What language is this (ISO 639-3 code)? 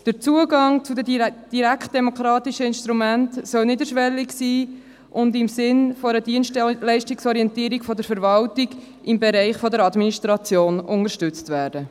gsw